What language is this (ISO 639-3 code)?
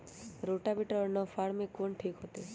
mag